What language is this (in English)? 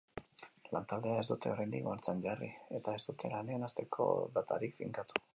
Basque